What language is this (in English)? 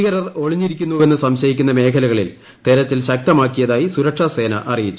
Malayalam